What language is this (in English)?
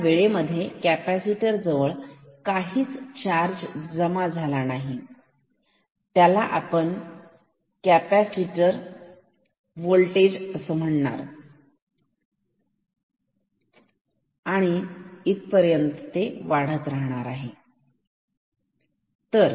Marathi